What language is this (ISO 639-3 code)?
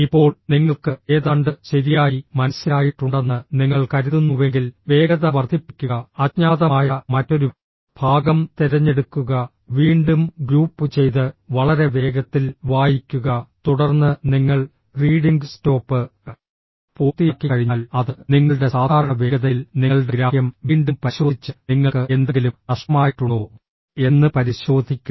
mal